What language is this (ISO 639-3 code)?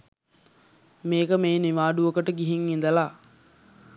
sin